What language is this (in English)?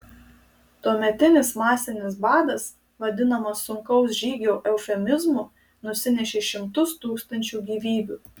Lithuanian